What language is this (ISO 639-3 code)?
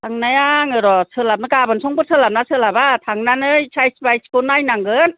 brx